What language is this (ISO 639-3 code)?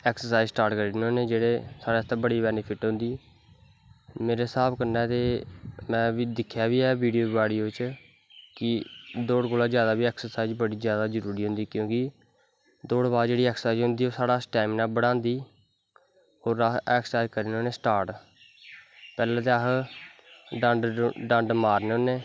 doi